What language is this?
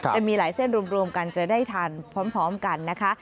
Thai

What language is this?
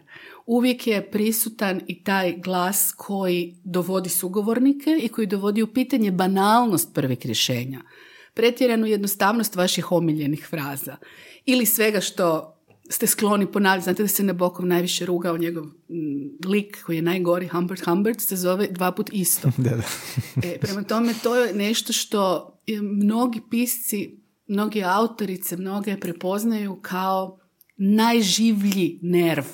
Croatian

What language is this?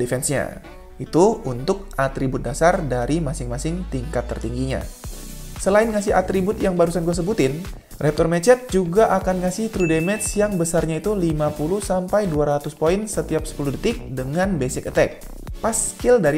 Indonesian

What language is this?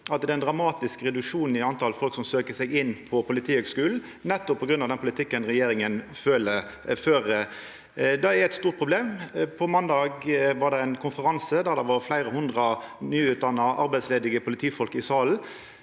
Norwegian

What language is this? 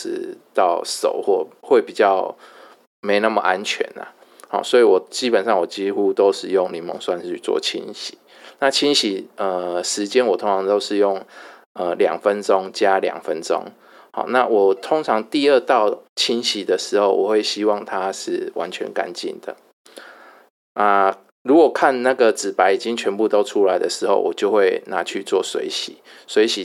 Chinese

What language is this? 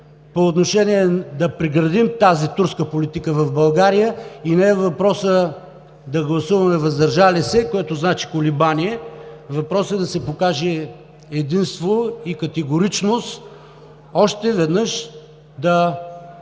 Bulgarian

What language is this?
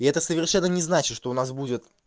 Russian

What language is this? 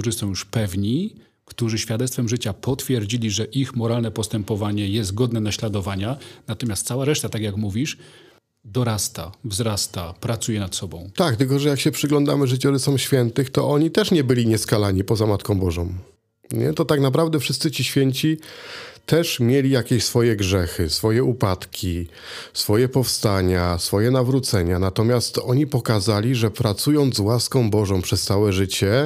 Polish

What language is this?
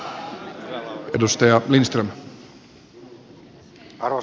Finnish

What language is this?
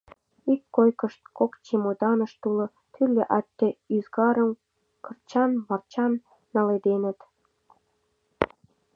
Mari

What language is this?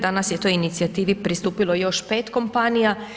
Croatian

